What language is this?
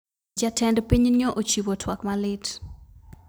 Luo (Kenya and Tanzania)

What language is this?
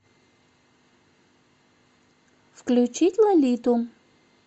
Russian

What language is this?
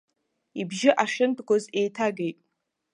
Abkhazian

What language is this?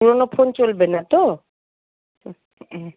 Bangla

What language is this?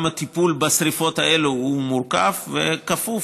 Hebrew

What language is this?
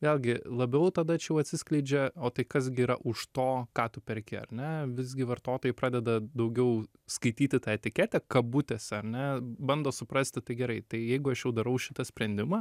Lithuanian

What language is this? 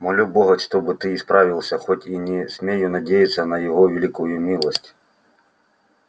Russian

